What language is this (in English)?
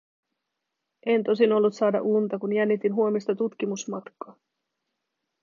Finnish